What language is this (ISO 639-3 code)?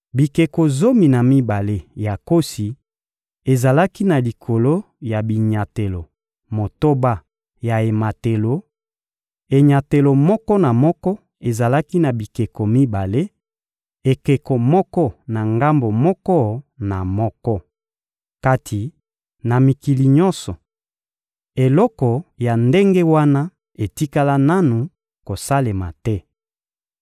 lin